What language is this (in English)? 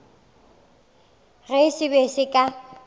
Northern Sotho